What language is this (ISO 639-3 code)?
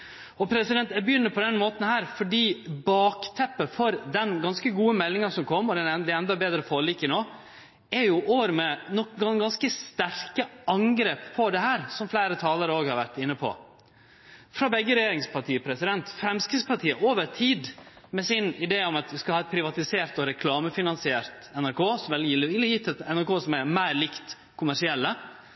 nno